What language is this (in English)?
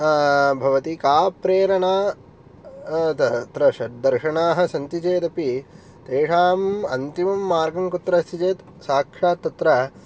Sanskrit